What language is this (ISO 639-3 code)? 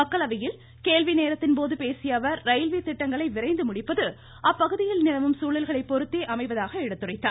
tam